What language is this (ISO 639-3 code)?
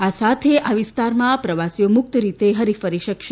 guj